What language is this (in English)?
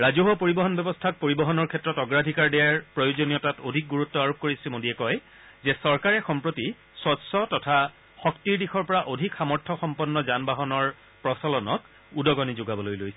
Assamese